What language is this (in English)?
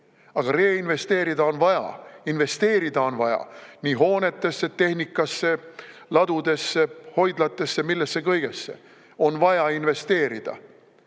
Estonian